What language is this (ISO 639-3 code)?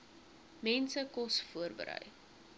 afr